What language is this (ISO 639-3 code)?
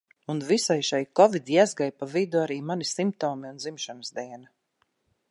lav